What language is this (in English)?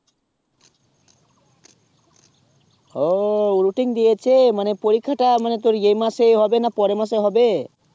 Bangla